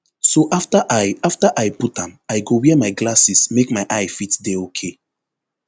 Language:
Nigerian Pidgin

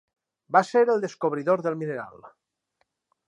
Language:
Catalan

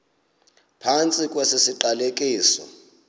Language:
Xhosa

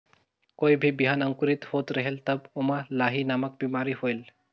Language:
Chhattisgarhi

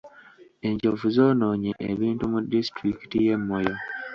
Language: Ganda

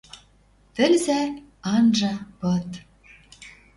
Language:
Western Mari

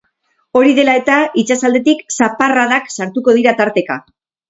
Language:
Basque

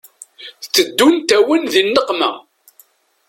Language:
Kabyle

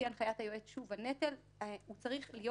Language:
Hebrew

